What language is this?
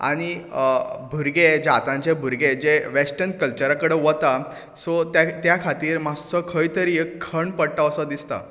Konkani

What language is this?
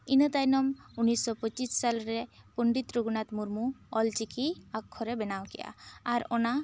Santali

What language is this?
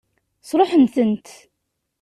Kabyle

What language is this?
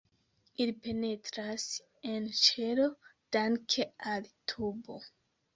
Esperanto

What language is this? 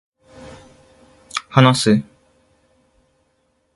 Japanese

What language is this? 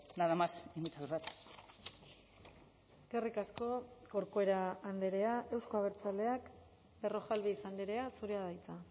Basque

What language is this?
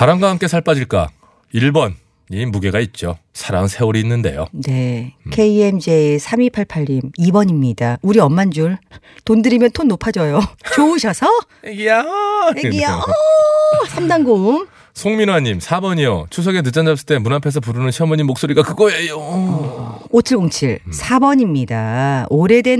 Korean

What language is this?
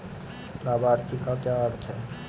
Hindi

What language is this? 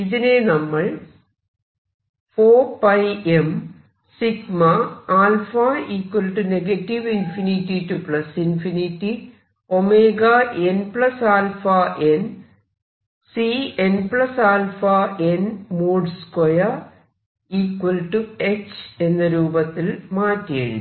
Malayalam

